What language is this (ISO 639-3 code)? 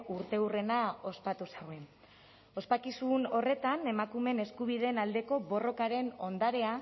eus